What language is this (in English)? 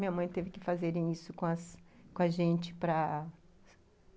Portuguese